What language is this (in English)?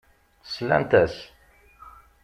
Kabyle